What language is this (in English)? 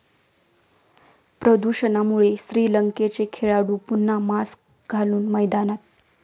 Marathi